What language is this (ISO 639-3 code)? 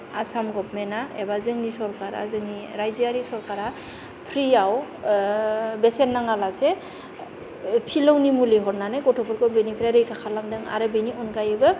brx